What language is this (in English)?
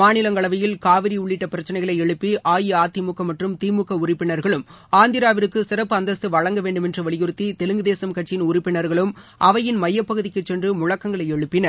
Tamil